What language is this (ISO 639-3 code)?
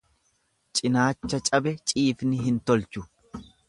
orm